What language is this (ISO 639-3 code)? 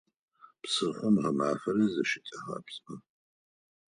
ady